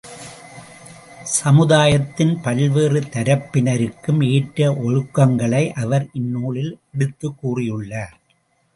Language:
Tamil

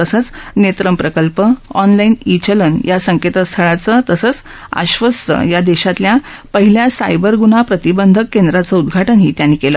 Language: Marathi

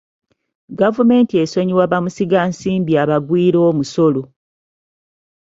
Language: Ganda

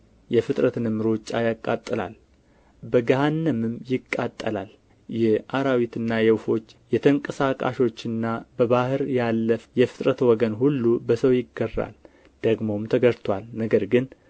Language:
Amharic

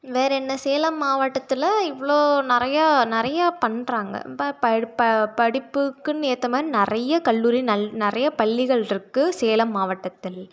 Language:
Tamil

